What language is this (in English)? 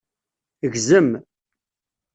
Kabyle